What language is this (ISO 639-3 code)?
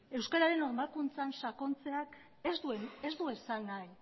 eus